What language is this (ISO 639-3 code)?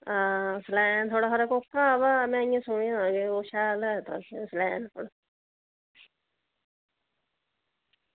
doi